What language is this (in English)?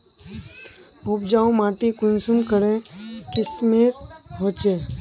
Magahi